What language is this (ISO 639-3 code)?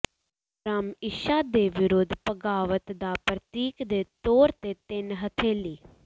pan